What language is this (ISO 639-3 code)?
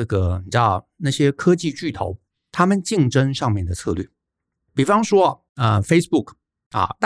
zho